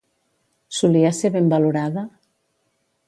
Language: Catalan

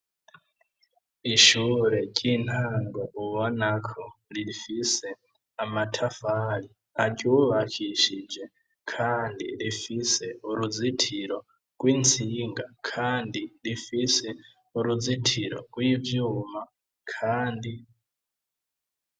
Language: Rundi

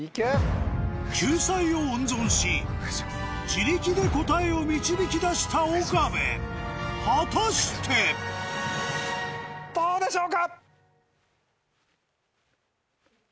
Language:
Japanese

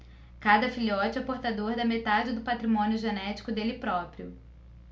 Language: Portuguese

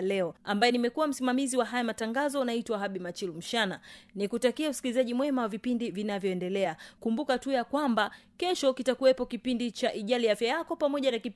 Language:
Swahili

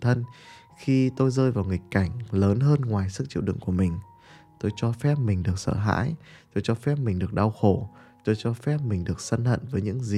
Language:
Vietnamese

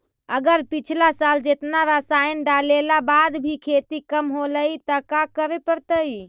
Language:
Magahi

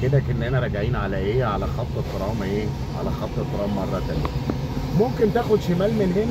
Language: Arabic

